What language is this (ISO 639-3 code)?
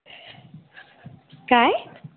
mar